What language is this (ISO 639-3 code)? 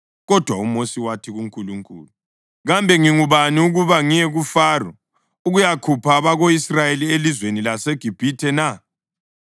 nde